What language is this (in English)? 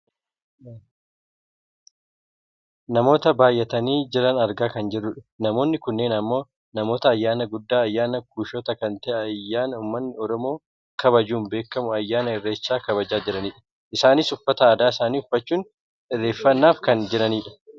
Oromo